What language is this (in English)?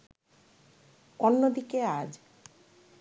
Bangla